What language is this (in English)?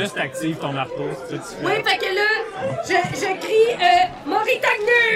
French